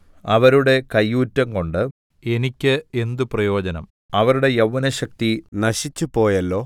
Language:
Malayalam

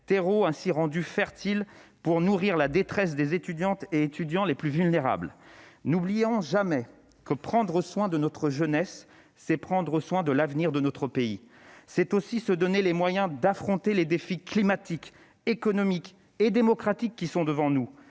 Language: French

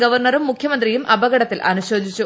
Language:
Malayalam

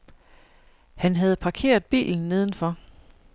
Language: Danish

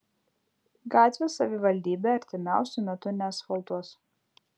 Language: Lithuanian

